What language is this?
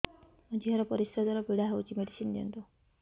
Odia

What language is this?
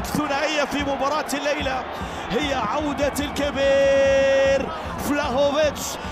Arabic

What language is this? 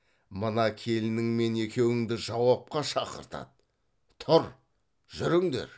Kazakh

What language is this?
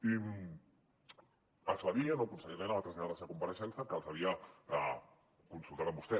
Catalan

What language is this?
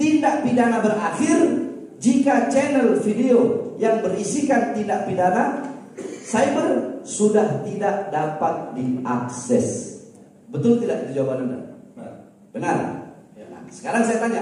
Indonesian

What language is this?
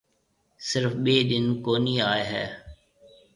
Marwari (Pakistan)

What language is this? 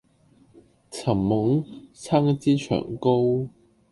Cantonese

